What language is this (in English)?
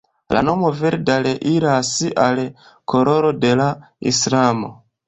Esperanto